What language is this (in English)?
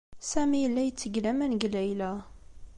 Kabyle